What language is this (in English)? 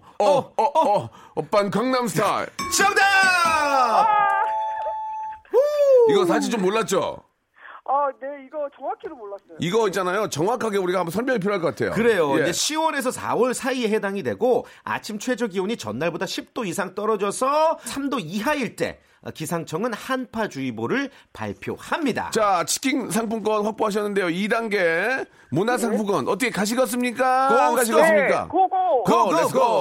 Korean